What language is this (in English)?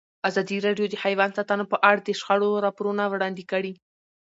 Pashto